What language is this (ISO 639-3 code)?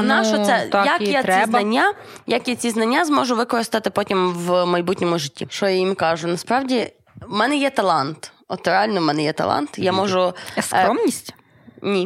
ukr